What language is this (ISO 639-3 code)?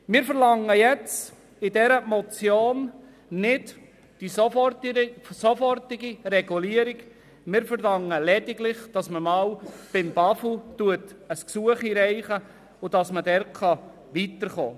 gsw